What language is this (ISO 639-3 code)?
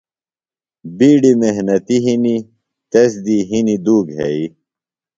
phl